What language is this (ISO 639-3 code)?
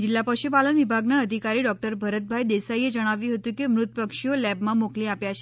guj